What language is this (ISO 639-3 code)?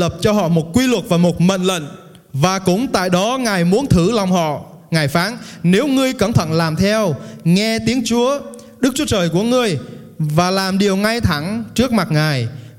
vie